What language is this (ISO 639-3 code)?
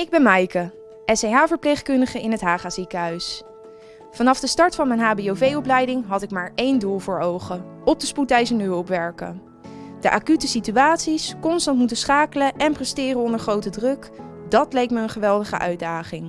nld